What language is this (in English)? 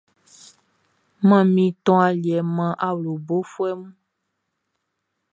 Baoulé